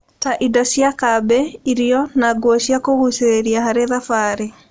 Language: Kikuyu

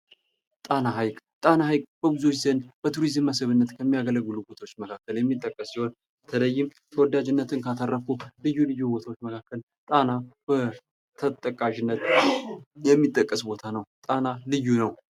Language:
Amharic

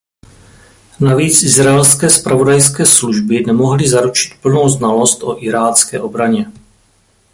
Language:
Czech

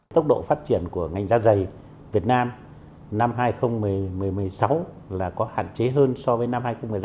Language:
Vietnamese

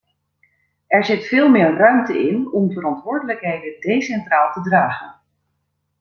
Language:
Dutch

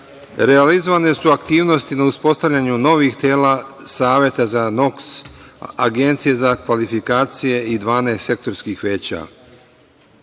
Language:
Serbian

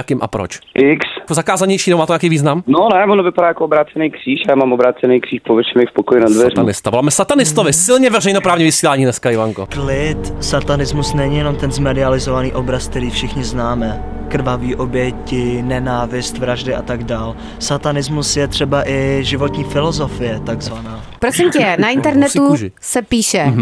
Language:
Czech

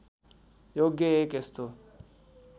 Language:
Nepali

